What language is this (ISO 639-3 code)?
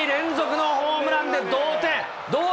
jpn